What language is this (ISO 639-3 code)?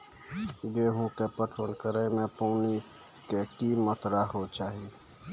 mai